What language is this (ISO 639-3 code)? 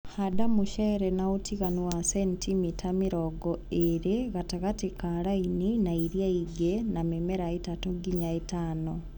kik